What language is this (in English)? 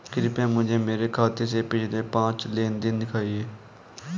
Hindi